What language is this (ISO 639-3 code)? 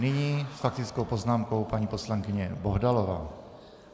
ces